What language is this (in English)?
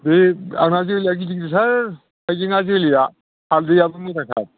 Bodo